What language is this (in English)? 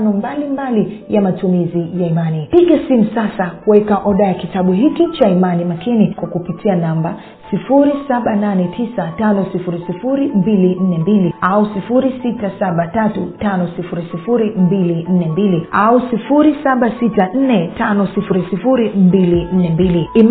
Swahili